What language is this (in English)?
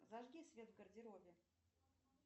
Russian